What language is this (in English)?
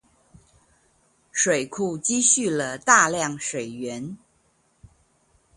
Chinese